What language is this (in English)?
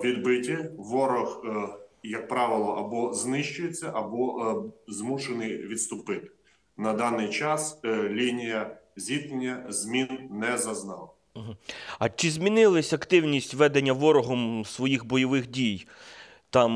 Ukrainian